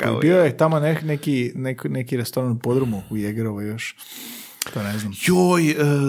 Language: Croatian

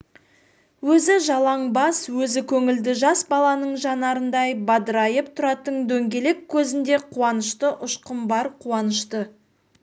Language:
Kazakh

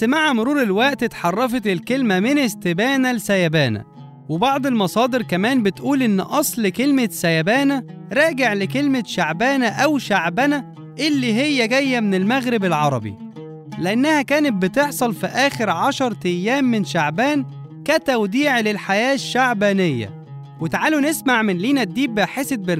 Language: Arabic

